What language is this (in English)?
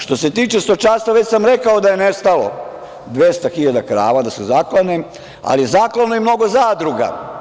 Serbian